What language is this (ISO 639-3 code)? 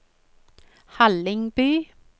nor